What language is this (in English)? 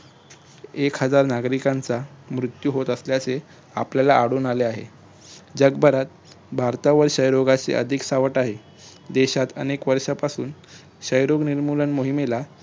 Marathi